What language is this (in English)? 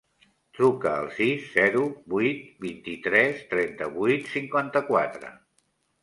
Catalan